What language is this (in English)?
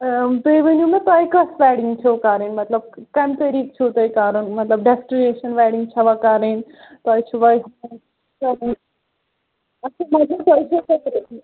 Kashmiri